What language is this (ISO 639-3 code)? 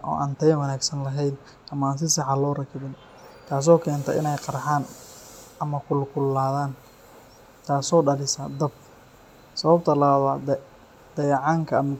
som